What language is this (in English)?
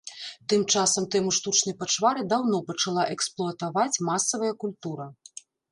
Belarusian